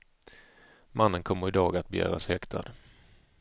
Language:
Swedish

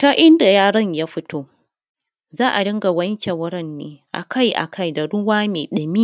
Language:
Hausa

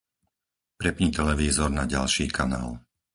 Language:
Slovak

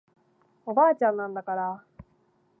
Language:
Japanese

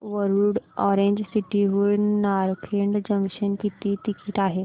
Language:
Marathi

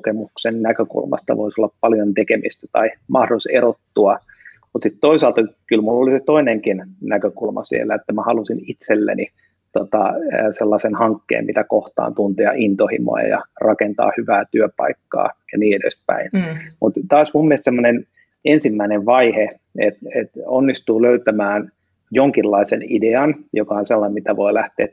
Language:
Finnish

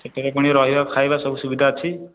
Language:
Odia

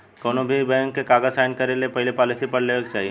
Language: Bhojpuri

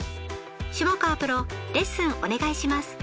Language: Japanese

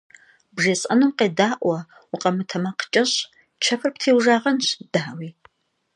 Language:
Kabardian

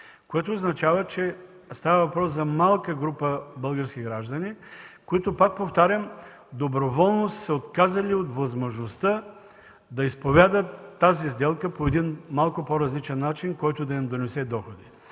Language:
Bulgarian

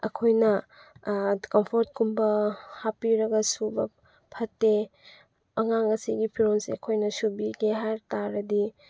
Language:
Manipuri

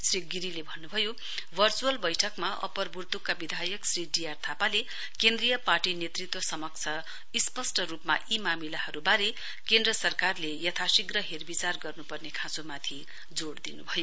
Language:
Nepali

